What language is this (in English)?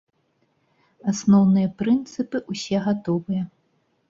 Belarusian